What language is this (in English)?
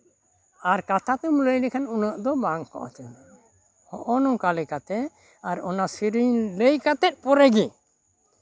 Santali